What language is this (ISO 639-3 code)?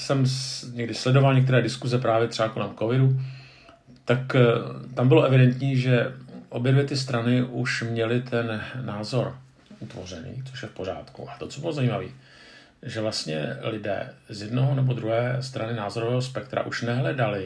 ces